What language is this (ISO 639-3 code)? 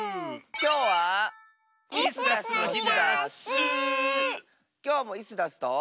jpn